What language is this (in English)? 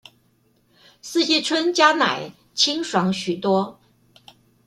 Chinese